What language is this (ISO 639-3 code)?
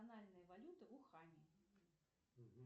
rus